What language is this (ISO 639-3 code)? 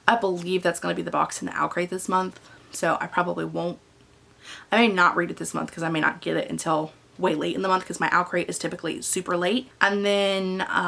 eng